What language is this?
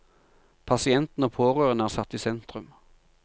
Norwegian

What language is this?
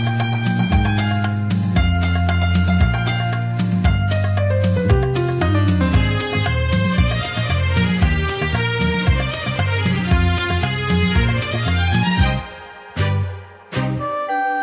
Kannada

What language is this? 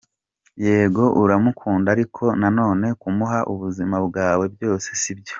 Kinyarwanda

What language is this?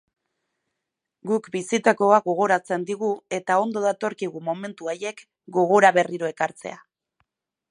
Basque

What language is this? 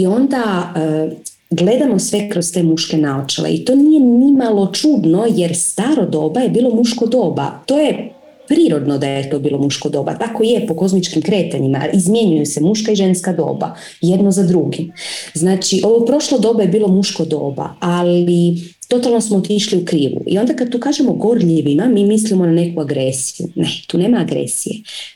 Croatian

